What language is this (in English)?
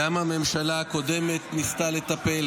Hebrew